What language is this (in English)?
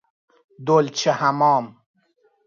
Persian